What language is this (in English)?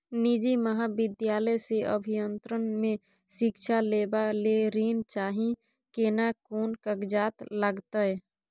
Maithili